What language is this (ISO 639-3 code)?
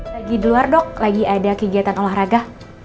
ind